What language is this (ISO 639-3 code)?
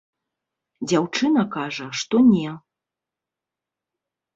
bel